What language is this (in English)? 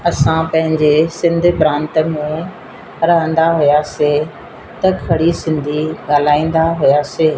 Sindhi